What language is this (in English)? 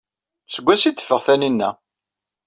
Kabyle